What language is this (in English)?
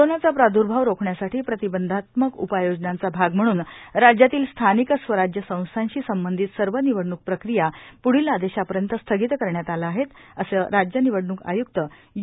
Marathi